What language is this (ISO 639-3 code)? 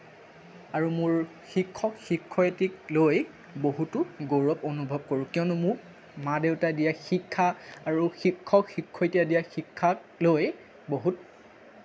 asm